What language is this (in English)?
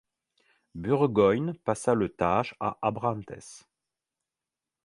French